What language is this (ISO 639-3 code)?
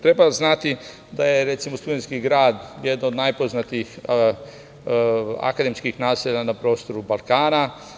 srp